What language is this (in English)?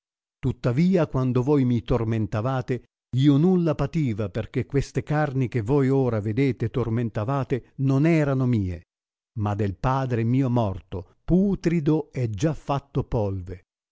Italian